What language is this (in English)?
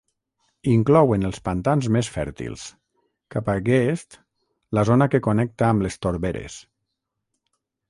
Catalan